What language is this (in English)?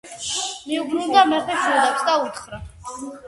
Georgian